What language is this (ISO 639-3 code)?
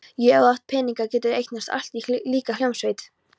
isl